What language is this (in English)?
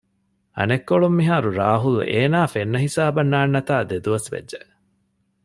Divehi